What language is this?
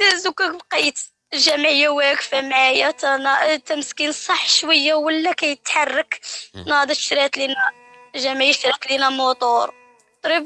Arabic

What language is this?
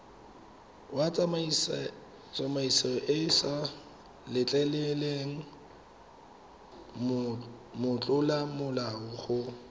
Tswana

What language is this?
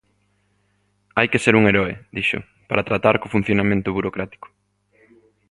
Galician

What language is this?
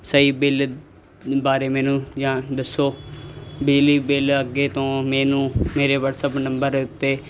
Punjabi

